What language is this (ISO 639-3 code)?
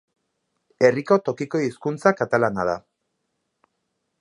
eus